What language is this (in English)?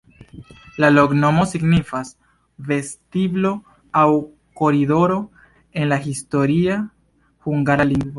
Esperanto